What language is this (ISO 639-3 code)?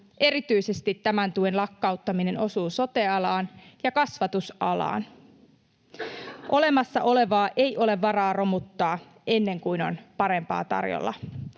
fin